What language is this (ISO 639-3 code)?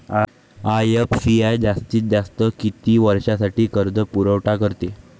mar